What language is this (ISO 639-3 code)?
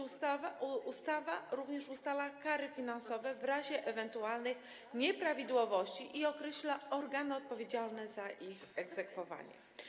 pol